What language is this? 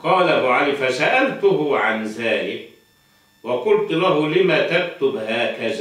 Arabic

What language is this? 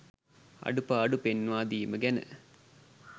Sinhala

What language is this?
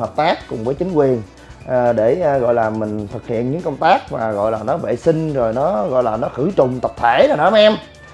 Vietnamese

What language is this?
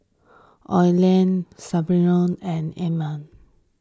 English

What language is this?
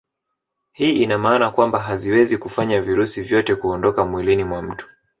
Swahili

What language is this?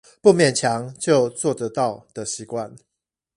Chinese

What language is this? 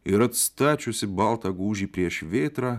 Lithuanian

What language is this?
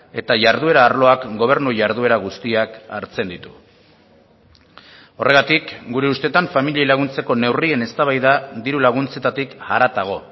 Basque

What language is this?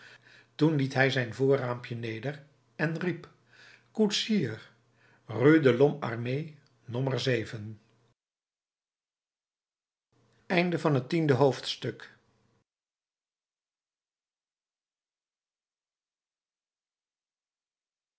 Dutch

